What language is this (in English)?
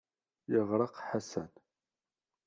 Kabyle